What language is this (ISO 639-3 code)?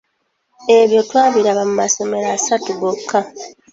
lug